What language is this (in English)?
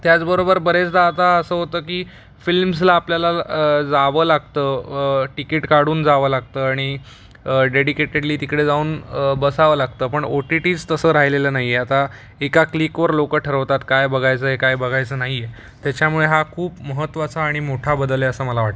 Marathi